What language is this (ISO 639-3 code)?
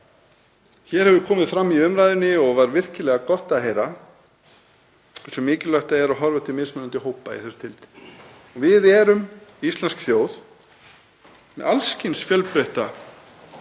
isl